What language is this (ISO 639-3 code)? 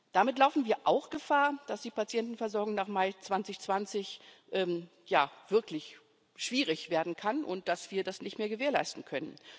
deu